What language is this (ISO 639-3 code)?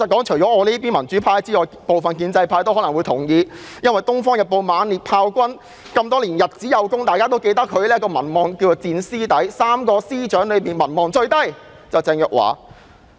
yue